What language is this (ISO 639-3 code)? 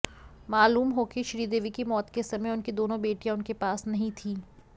hin